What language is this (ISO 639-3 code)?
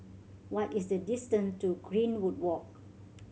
eng